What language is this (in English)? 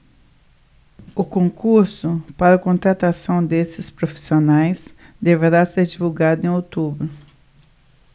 Portuguese